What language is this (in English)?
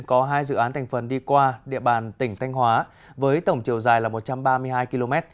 Vietnamese